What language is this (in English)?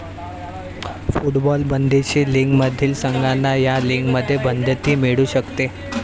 Marathi